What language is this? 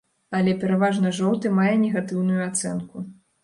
Belarusian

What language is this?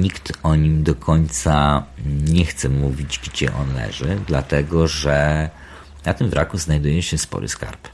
Polish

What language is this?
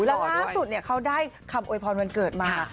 Thai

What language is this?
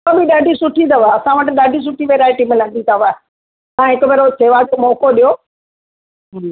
Sindhi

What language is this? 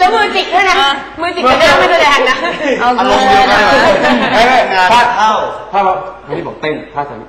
Thai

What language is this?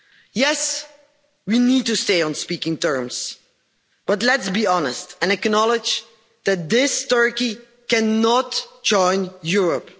English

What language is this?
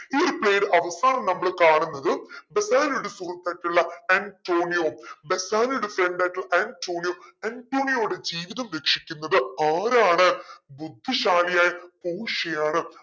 Malayalam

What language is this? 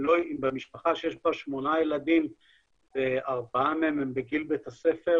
Hebrew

